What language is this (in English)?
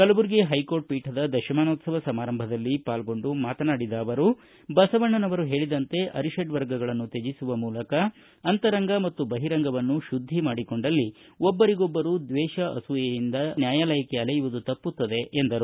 Kannada